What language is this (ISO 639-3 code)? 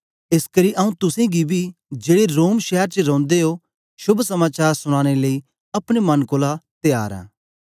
doi